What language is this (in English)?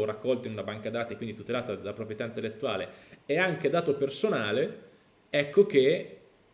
Italian